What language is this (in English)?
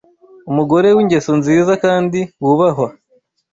Kinyarwanda